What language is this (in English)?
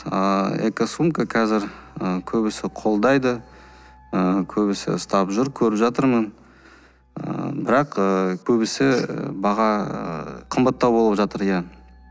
Kazakh